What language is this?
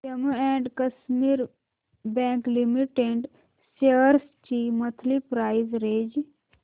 Marathi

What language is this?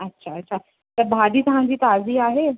Sindhi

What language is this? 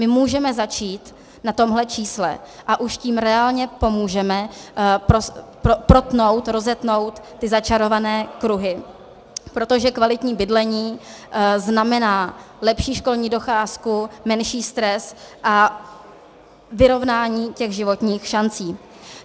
Czech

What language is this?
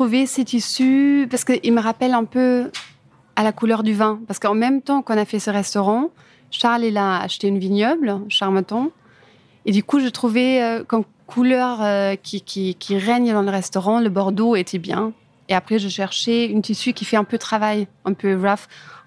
French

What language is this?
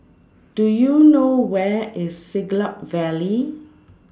English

